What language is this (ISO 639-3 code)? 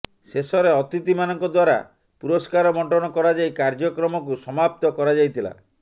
ori